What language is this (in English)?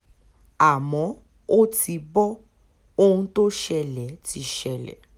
Yoruba